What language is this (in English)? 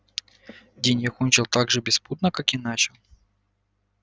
Russian